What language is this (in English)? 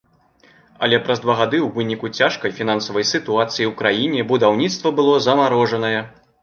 Belarusian